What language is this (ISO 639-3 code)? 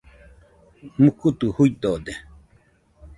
hux